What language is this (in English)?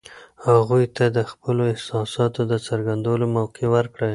Pashto